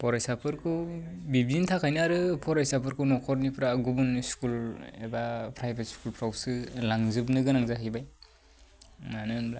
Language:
Bodo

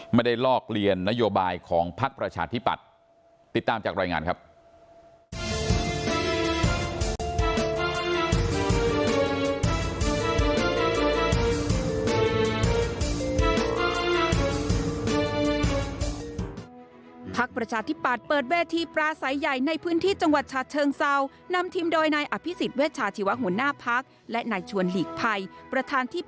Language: Thai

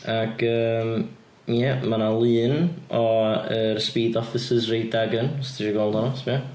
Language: Welsh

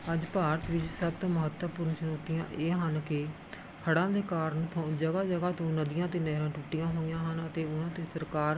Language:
Punjabi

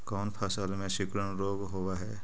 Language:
Magahi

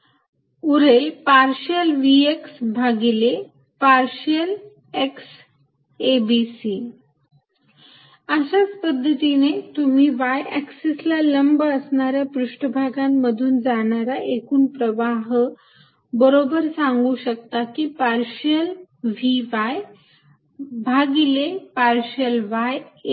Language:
Marathi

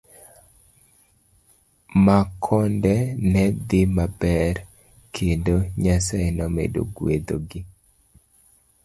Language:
Luo (Kenya and Tanzania)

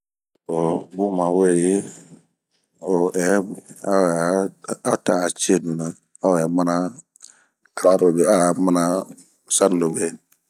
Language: Bomu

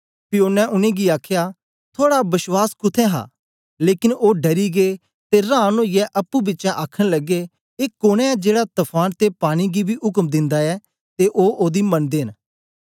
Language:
Dogri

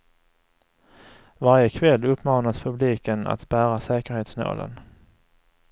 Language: Swedish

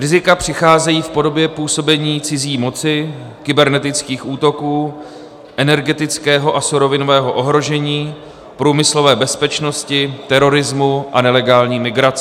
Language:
Czech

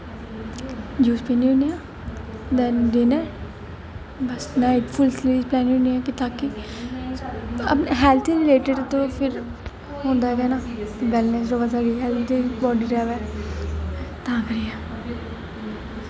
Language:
Dogri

